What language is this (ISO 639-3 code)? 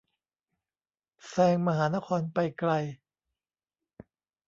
tha